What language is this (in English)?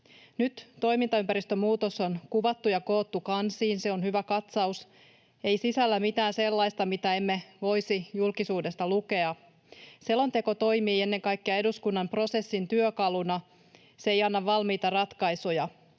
Finnish